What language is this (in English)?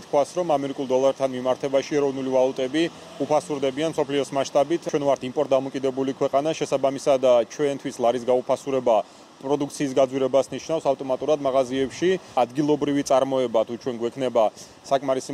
Romanian